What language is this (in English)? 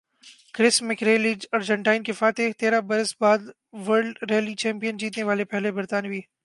Urdu